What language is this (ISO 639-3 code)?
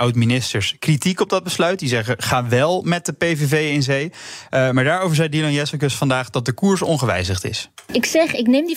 nld